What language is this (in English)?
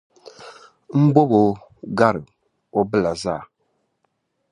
Dagbani